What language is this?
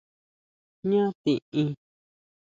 Huautla Mazatec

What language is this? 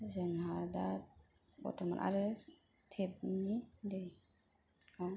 Bodo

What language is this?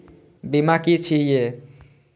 Maithili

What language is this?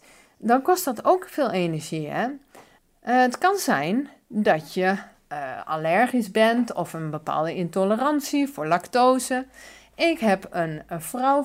Dutch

